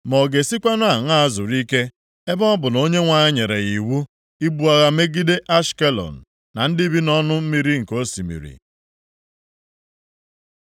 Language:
Igbo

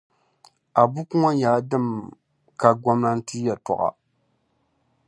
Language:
Dagbani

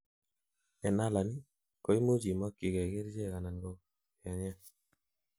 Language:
Kalenjin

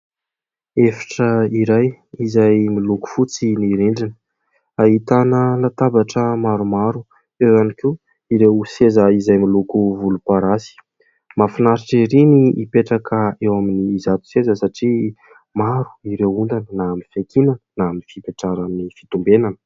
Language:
Malagasy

